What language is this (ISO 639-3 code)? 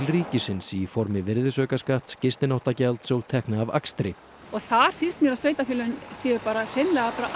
isl